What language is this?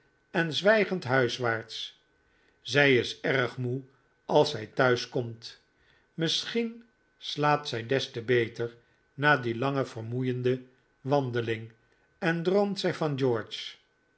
Dutch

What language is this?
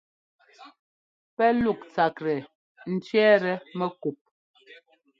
Ngomba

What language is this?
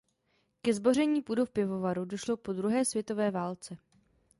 Czech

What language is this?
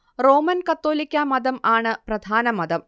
Malayalam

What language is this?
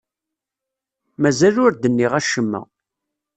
Kabyle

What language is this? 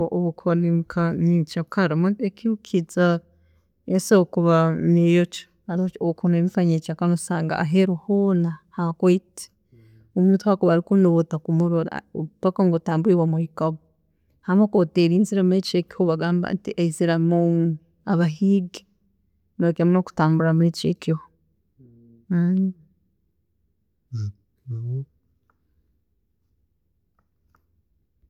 Tooro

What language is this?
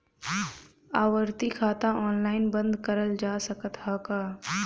Bhojpuri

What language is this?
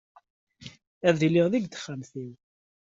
Kabyle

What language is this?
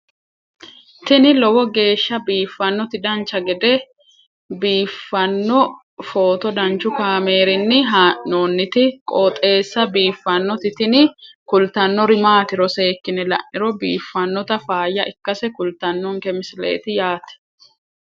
Sidamo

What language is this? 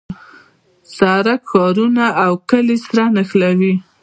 Pashto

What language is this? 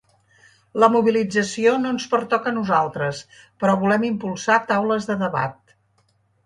Catalan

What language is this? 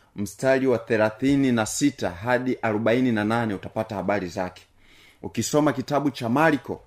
Swahili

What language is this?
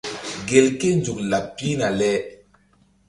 Mbum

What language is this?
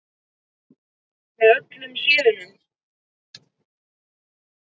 Icelandic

